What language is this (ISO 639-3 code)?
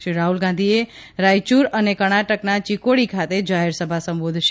guj